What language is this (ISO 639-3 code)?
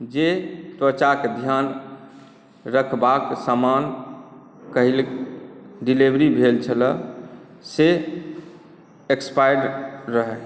mai